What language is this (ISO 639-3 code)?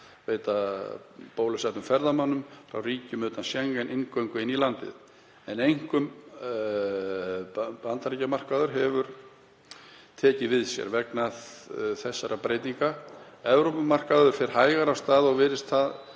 isl